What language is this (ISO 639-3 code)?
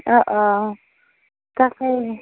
asm